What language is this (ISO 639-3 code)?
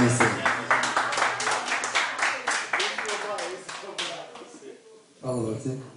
tur